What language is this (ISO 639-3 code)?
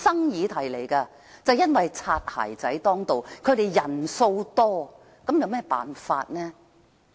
yue